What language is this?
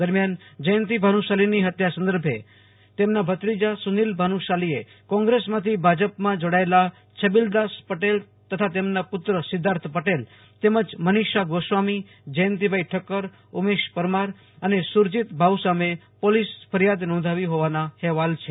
Gujarati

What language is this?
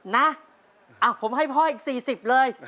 Thai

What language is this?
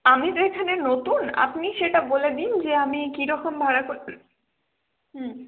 Bangla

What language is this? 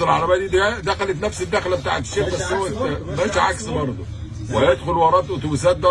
Arabic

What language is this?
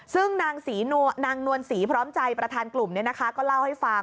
Thai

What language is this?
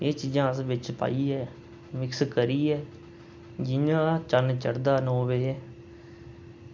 Dogri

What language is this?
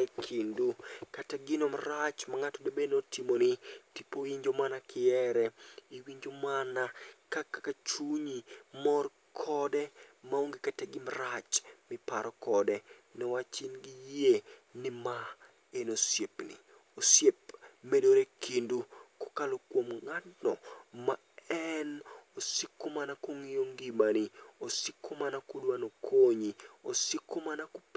Luo (Kenya and Tanzania)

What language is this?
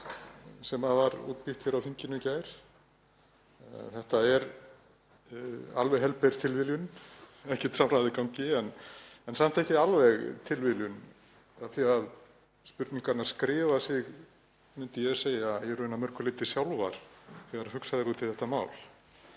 Icelandic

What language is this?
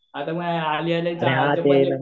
Marathi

